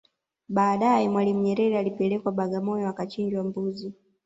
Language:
Swahili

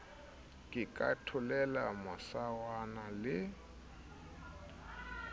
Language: Southern Sotho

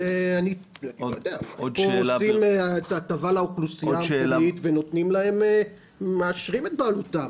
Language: Hebrew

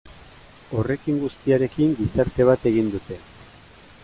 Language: Basque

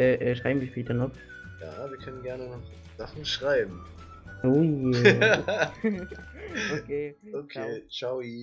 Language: German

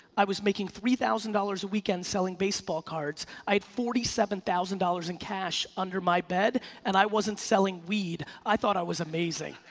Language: English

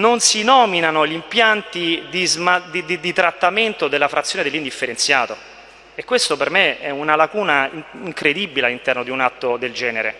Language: Italian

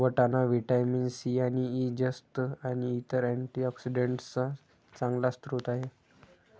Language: Marathi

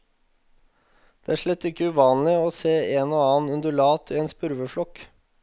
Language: Norwegian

